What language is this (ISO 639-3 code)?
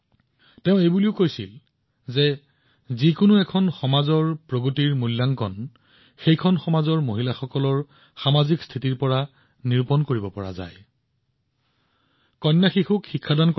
asm